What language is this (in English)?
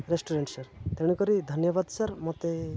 Odia